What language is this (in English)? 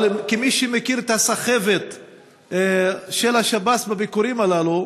Hebrew